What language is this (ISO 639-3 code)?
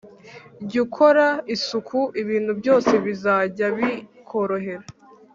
kin